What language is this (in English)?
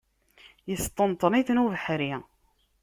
Kabyle